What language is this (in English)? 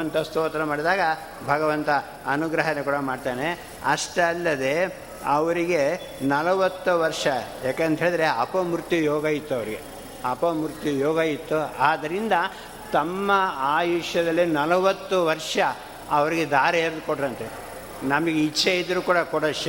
Kannada